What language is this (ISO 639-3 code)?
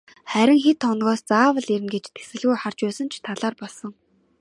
mon